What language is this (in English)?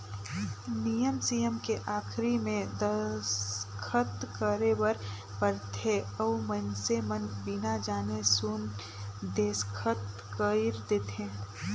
Chhattisgarhi